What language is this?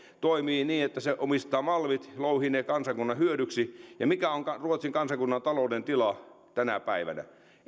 Finnish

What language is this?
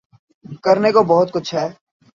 Urdu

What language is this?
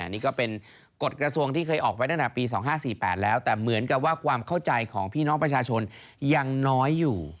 Thai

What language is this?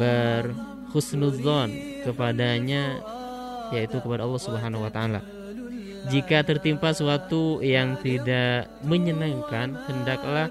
Indonesian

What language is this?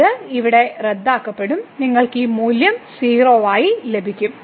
Malayalam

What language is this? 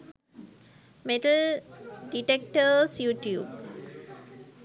Sinhala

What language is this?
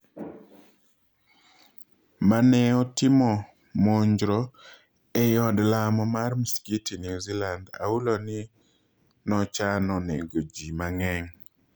Luo (Kenya and Tanzania)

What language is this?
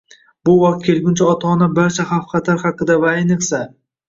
Uzbek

